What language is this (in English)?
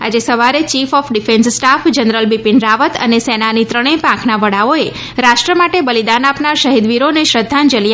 Gujarati